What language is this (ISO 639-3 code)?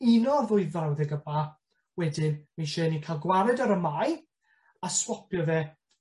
cym